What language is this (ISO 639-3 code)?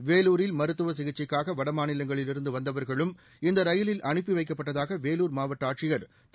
tam